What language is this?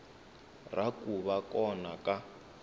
Tsonga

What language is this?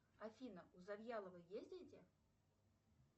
Russian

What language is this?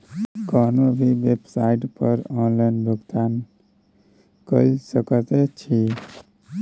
Maithili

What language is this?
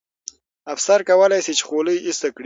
Pashto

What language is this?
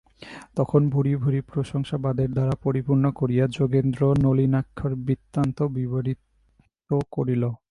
Bangla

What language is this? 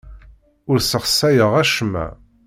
Kabyle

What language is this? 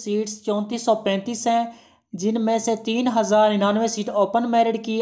Hindi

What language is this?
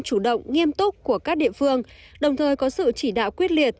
Vietnamese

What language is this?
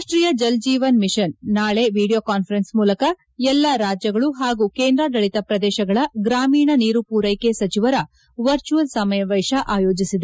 Kannada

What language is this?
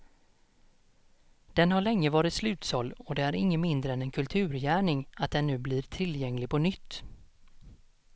Swedish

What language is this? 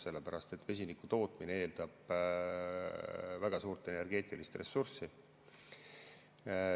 Estonian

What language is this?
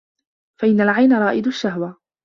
Arabic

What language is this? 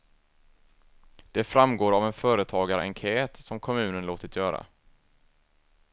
Swedish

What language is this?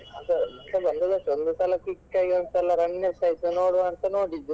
Kannada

